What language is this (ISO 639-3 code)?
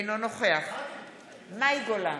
heb